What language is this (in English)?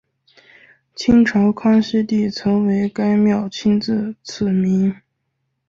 Chinese